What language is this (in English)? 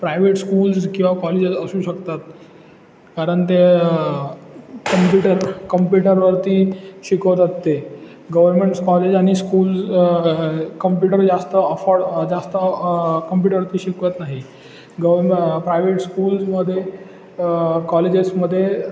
Marathi